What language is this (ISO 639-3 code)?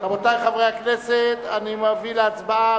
heb